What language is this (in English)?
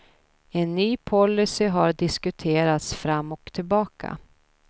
Swedish